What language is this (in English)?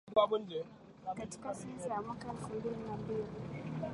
Swahili